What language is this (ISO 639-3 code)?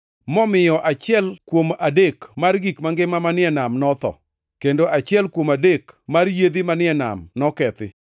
luo